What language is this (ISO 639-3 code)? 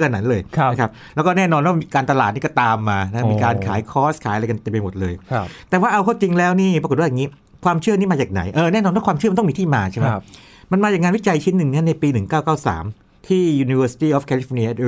tha